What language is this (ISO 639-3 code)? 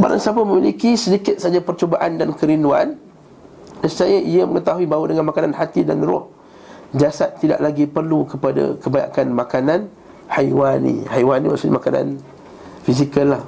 msa